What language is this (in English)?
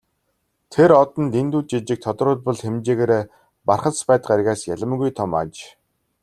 Mongolian